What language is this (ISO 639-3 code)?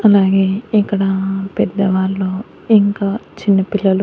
tel